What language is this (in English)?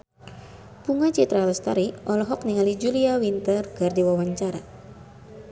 Sundanese